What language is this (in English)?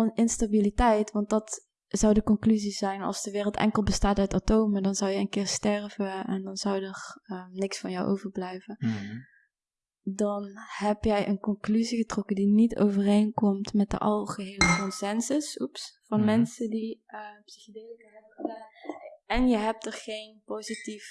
Dutch